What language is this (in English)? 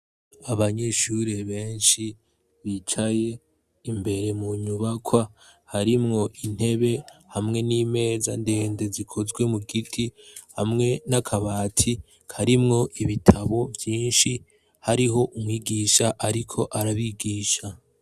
Rundi